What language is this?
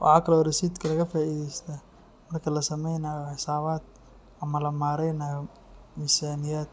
Somali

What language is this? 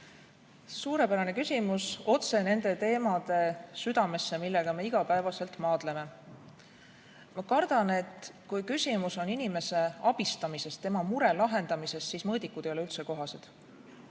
Estonian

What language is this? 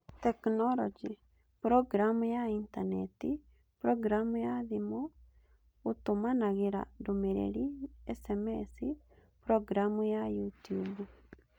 Kikuyu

